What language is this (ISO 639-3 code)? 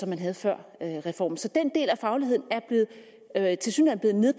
dan